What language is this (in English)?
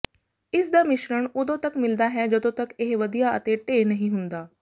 Punjabi